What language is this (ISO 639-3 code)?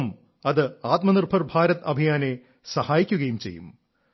mal